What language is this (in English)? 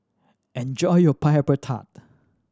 English